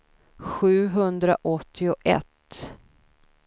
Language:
Swedish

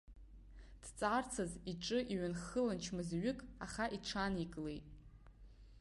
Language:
Abkhazian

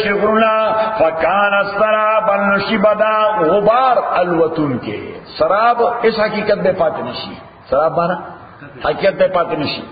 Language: Urdu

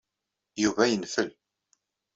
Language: Kabyle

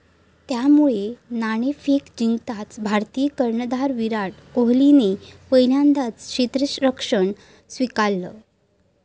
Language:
Marathi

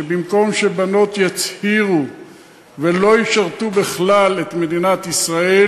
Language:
Hebrew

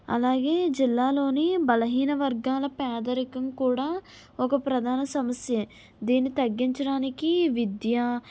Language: Telugu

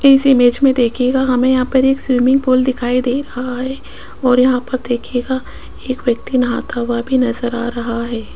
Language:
Hindi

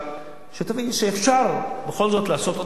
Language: Hebrew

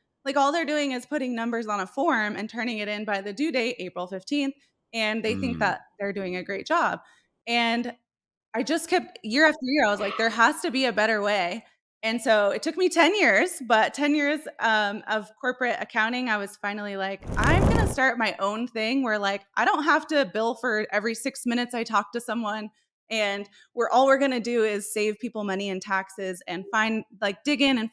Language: English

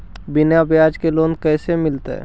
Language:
Magahi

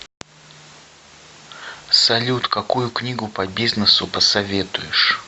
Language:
Russian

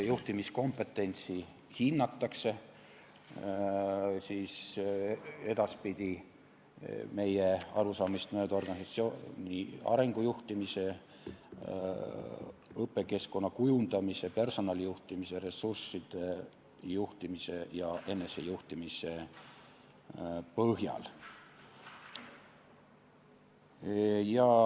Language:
Estonian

